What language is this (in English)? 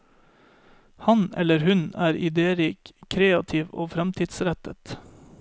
Norwegian